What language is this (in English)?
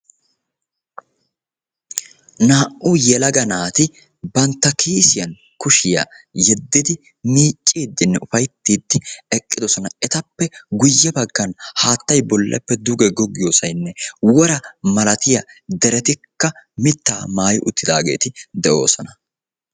Wolaytta